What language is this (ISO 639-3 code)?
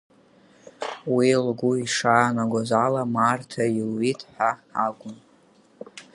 abk